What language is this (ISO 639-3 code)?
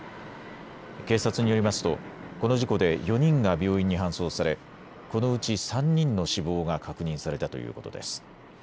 jpn